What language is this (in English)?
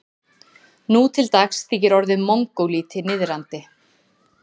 Icelandic